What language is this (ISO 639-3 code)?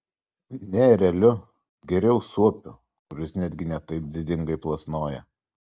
lit